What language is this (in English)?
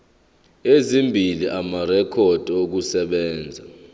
Zulu